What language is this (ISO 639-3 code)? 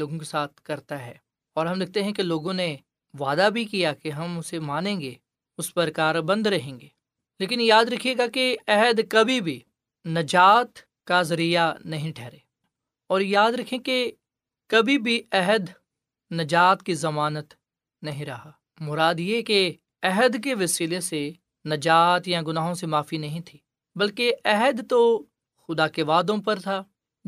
urd